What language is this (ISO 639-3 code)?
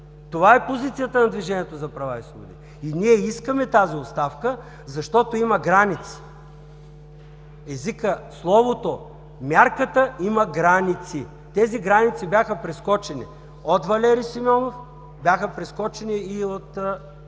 bul